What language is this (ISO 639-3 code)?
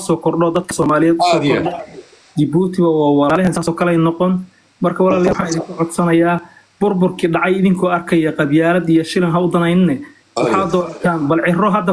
ara